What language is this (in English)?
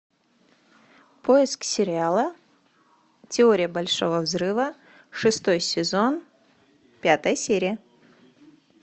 Russian